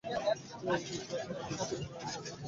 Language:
Bangla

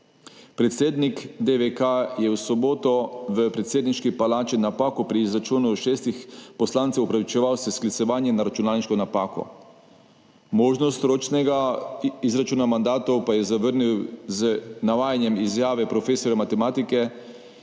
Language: Slovenian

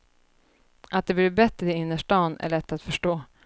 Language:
Swedish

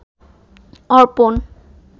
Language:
Bangla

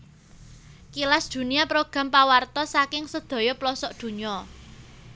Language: Javanese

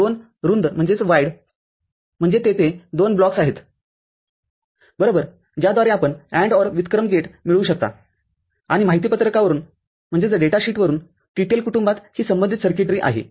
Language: Marathi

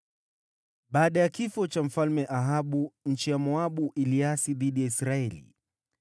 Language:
Swahili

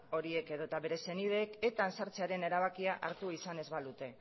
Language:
Basque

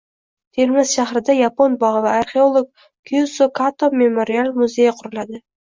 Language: Uzbek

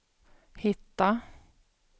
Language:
Swedish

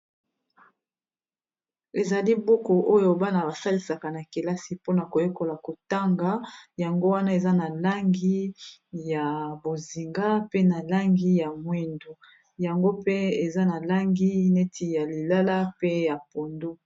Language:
Lingala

